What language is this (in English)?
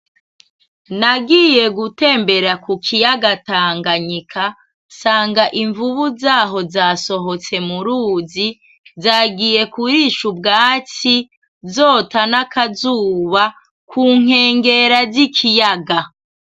Rundi